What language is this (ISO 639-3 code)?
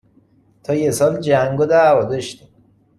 fas